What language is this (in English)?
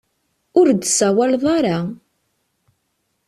Kabyle